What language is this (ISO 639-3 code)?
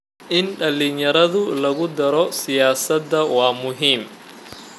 som